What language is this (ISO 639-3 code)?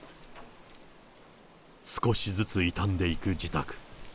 jpn